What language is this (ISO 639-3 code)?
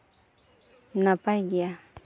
sat